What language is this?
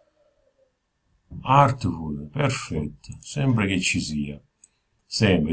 Italian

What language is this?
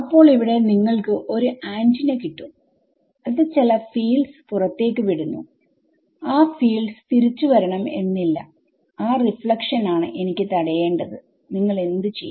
Malayalam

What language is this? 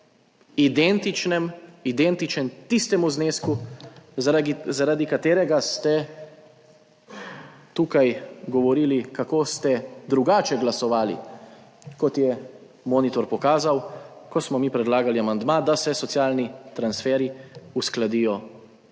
Slovenian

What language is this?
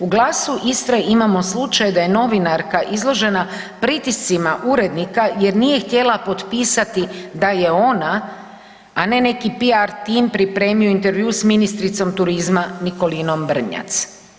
Croatian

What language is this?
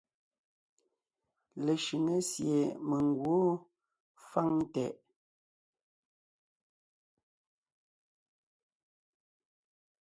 Ngiemboon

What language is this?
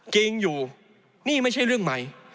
Thai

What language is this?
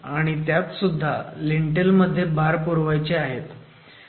Marathi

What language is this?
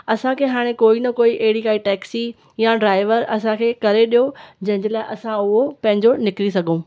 Sindhi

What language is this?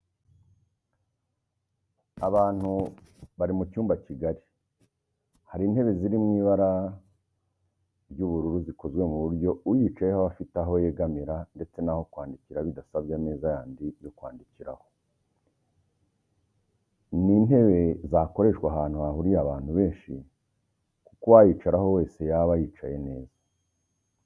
Kinyarwanda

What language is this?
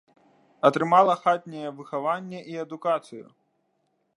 Belarusian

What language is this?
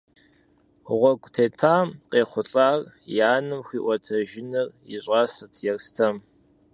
Kabardian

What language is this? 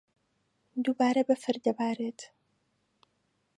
Central Kurdish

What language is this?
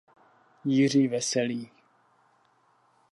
Czech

